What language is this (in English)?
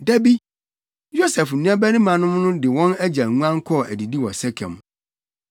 Akan